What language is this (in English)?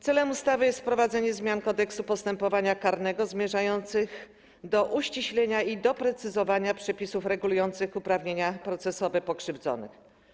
Polish